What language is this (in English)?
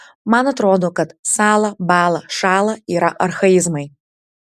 Lithuanian